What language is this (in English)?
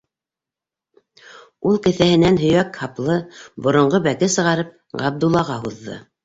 Bashkir